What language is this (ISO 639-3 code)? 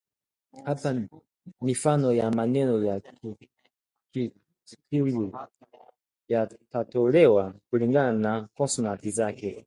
swa